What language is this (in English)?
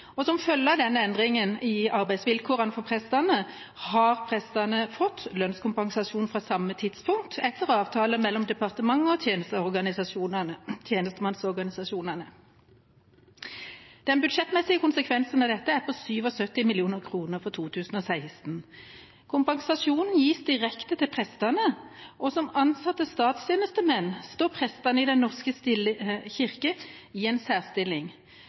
Norwegian Bokmål